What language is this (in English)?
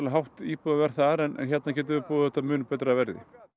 Icelandic